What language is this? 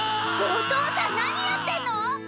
Japanese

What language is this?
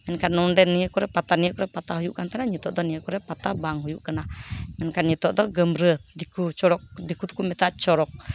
Santali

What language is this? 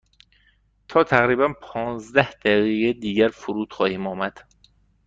Persian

